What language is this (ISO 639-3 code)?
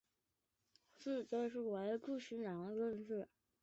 zho